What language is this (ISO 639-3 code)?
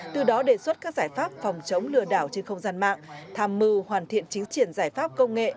vie